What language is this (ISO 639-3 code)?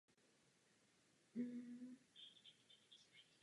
ces